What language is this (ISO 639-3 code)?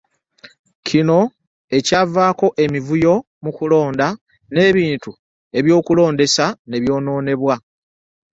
lug